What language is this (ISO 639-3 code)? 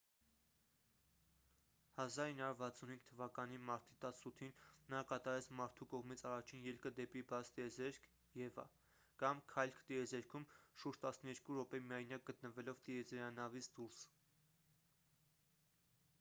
hye